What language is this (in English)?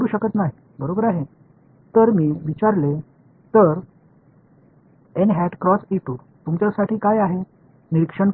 Tamil